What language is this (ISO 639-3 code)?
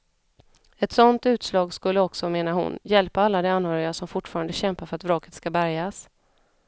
swe